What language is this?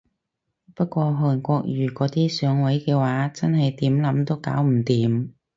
Cantonese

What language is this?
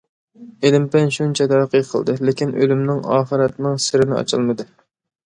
Uyghur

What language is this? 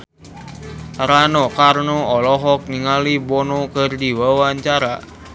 Sundanese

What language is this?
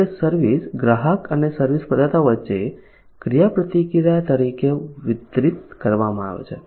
Gujarati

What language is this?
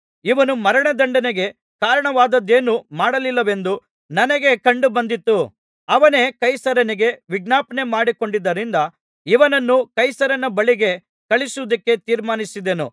Kannada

